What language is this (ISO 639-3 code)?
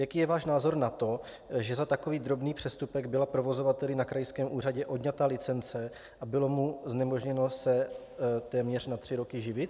ces